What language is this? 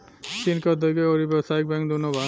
Bhojpuri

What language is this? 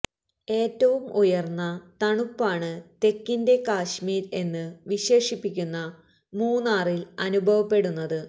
Malayalam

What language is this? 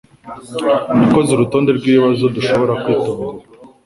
Kinyarwanda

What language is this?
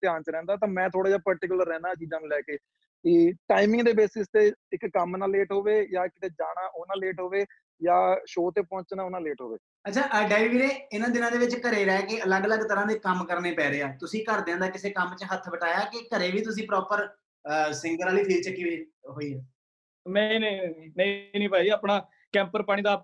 Punjabi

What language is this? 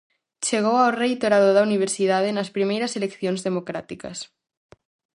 Galician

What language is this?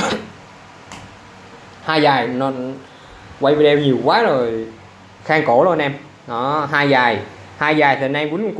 Vietnamese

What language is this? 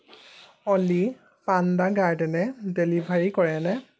Assamese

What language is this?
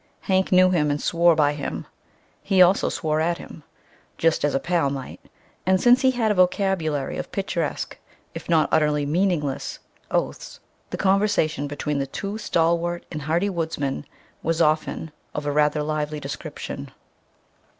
English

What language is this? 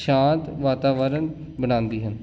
Punjabi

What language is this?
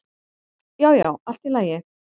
Icelandic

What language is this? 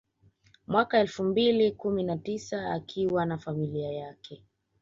Swahili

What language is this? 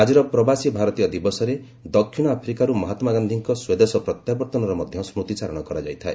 Odia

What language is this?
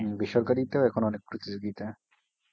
Bangla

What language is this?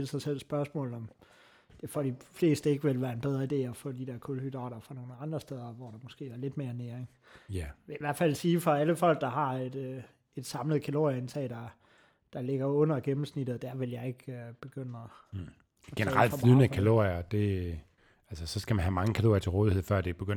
Danish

